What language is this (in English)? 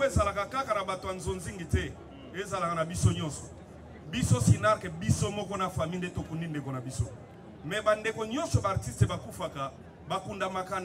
French